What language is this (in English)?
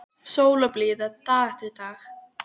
Icelandic